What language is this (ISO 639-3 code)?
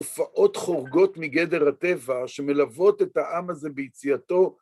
heb